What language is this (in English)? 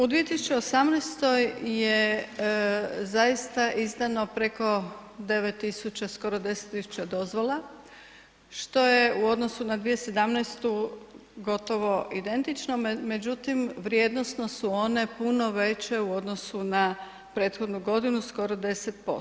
Croatian